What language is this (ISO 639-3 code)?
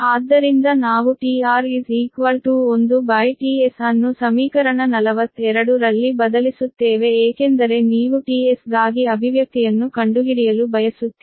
kan